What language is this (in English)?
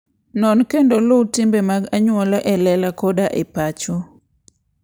Luo (Kenya and Tanzania)